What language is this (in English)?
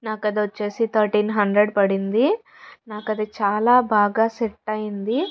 Telugu